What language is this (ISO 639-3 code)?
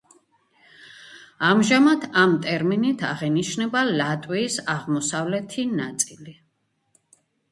kat